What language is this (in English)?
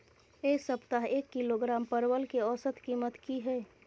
Maithili